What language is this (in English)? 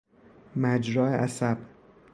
Persian